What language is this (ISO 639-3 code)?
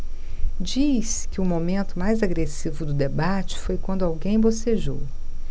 por